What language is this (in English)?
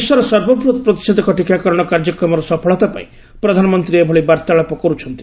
Odia